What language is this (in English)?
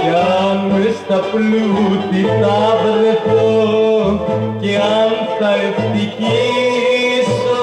Greek